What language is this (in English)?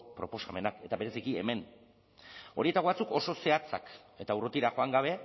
Basque